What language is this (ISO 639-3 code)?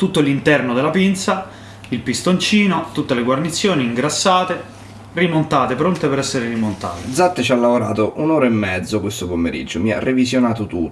ita